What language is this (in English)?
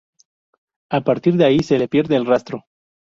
Spanish